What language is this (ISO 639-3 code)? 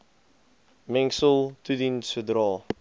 afr